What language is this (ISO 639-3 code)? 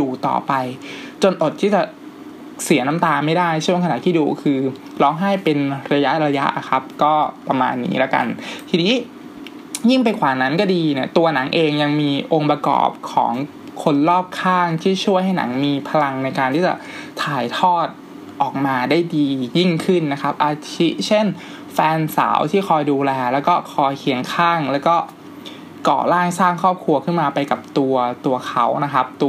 tha